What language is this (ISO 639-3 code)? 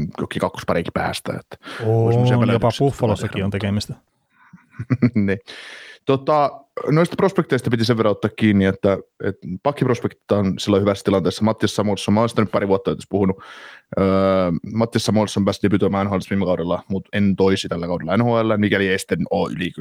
fin